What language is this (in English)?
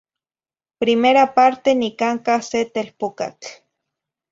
Zacatlán-Ahuacatlán-Tepetzintla Nahuatl